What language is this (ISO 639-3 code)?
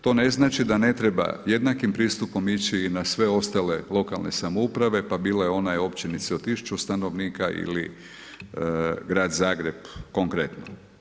hrv